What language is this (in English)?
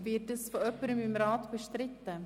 Swiss German